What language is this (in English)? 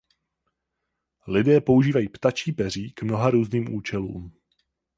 Czech